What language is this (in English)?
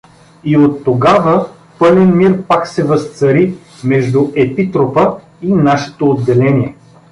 Bulgarian